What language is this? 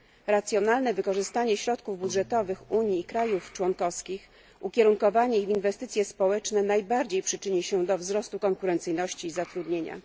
Polish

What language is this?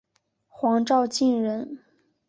Chinese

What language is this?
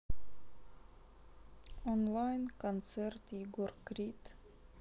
Russian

